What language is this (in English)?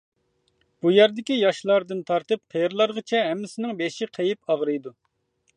Uyghur